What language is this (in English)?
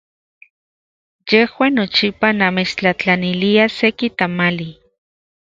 Central Puebla Nahuatl